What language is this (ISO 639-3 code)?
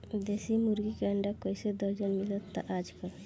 bho